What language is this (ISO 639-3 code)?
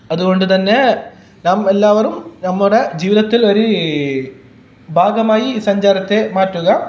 mal